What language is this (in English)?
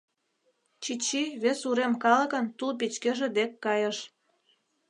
Mari